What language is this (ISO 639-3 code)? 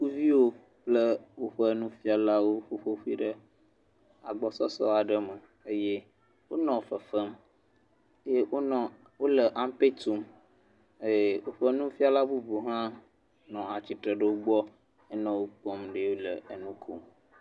ewe